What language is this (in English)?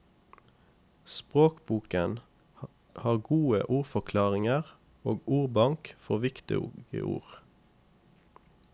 Norwegian